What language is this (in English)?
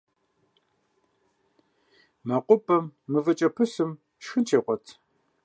Kabardian